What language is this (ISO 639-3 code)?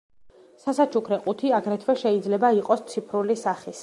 kat